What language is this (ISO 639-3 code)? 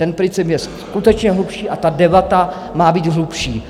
ces